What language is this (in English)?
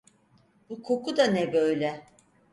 Turkish